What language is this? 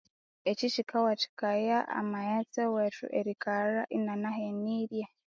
Konzo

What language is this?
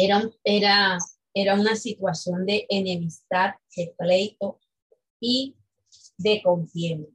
Spanish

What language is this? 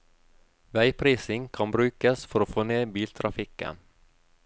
Norwegian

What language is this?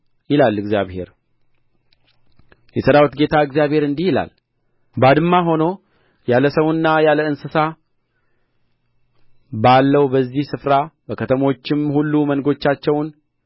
Amharic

